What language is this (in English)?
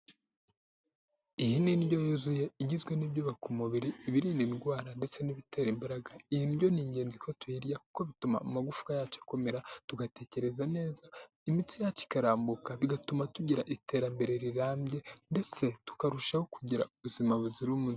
Kinyarwanda